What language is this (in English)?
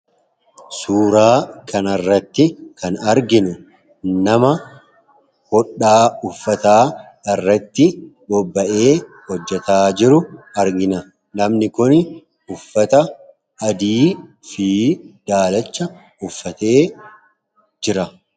Oromo